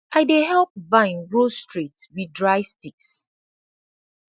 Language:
Nigerian Pidgin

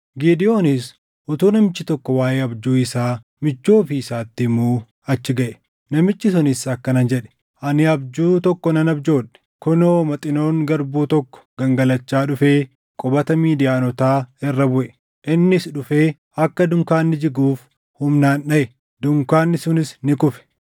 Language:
Oromo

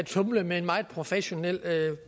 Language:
Danish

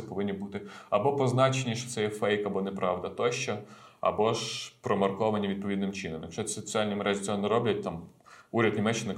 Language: Ukrainian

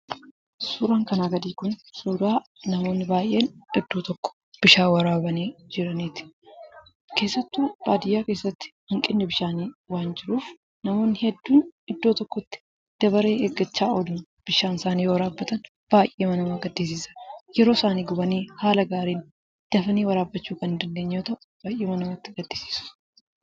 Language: Oromo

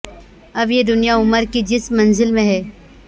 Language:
Urdu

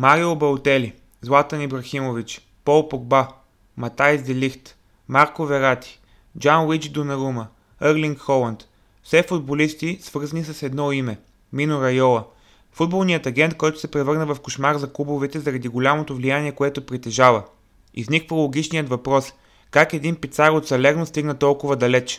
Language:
Bulgarian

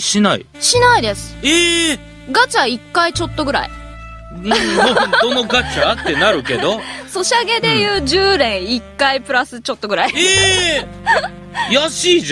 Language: Japanese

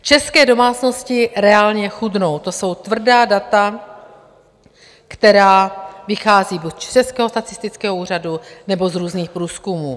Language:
Czech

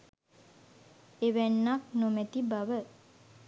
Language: Sinhala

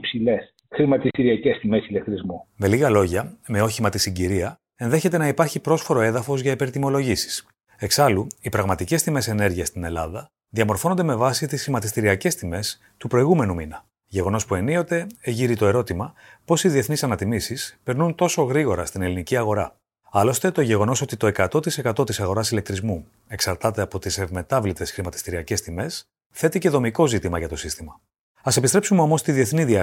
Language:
Greek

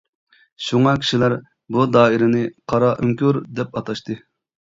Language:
Uyghur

